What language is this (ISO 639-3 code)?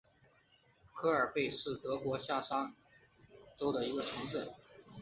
zho